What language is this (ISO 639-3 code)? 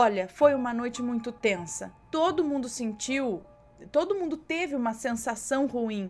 por